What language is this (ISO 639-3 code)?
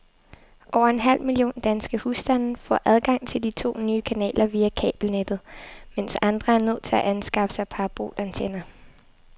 dan